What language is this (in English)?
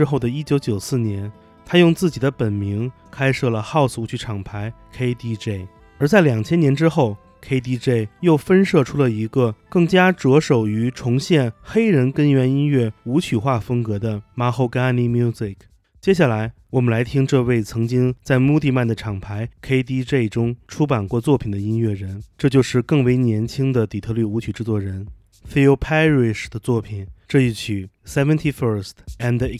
Chinese